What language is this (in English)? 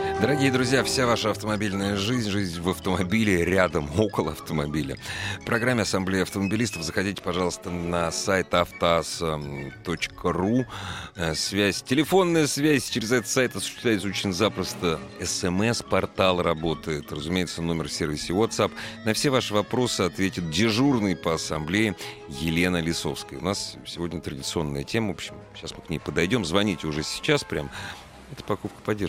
Russian